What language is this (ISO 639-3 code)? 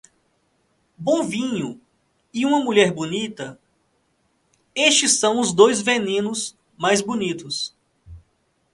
por